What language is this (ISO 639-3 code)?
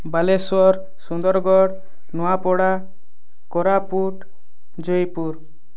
ori